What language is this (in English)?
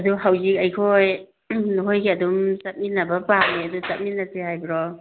Manipuri